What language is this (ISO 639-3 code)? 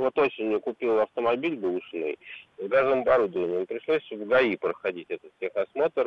rus